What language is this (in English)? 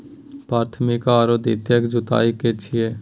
Maithili